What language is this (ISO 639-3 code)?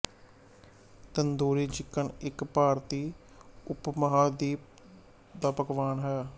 pan